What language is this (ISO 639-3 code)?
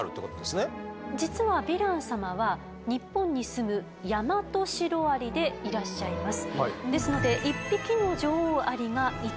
jpn